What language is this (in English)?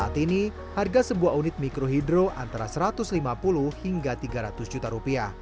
Indonesian